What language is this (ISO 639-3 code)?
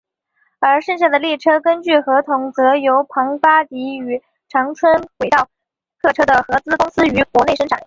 zho